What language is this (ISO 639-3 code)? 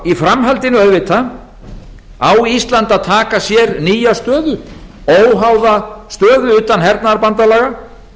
isl